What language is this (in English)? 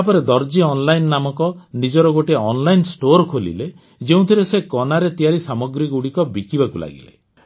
Odia